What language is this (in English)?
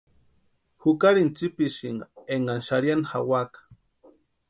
Western Highland Purepecha